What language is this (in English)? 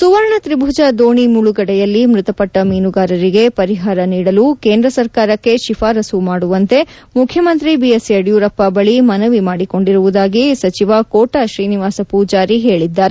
Kannada